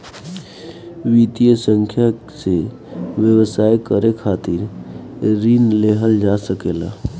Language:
Bhojpuri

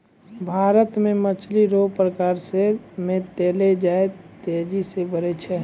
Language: Maithili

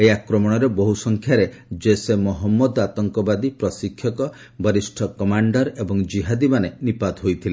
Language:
Odia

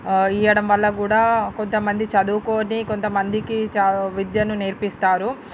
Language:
Telugu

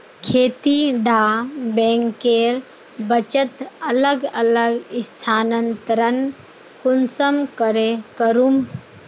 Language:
Magahi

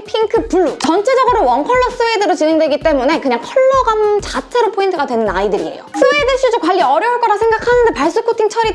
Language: Korean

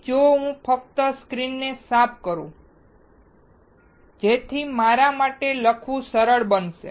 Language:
Gujarati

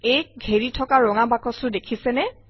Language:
Assamese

